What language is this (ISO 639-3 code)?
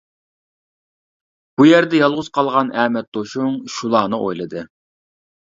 uig